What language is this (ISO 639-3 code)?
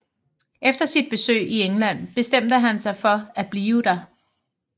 dan